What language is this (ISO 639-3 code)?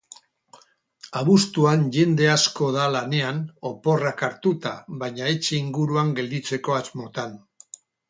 eus